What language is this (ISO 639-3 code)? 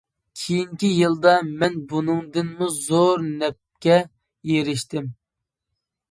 uig